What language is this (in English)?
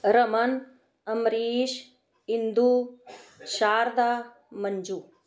Punjabi